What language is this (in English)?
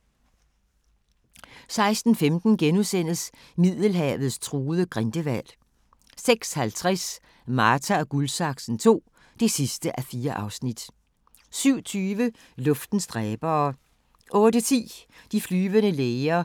Danish